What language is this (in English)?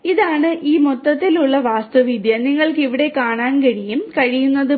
Malayalam